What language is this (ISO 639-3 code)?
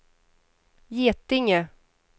swe